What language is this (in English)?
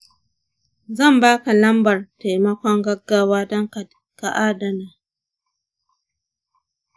Hausa